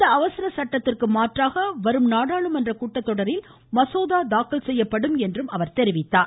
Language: Tamil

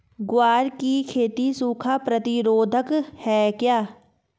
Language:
Hindi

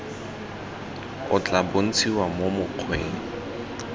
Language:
Tswana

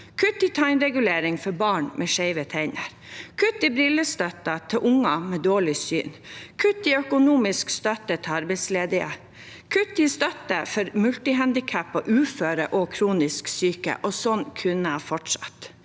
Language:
Norwegian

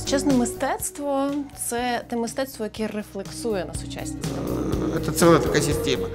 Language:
Russian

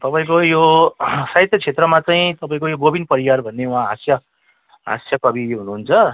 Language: Nepali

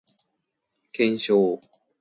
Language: Japanese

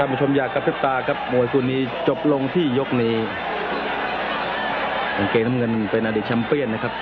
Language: Thai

